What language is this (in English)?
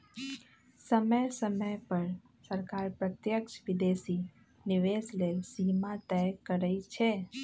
Magahi